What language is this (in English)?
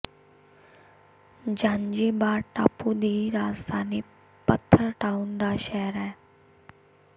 Punjabi